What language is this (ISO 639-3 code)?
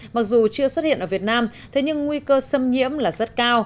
vie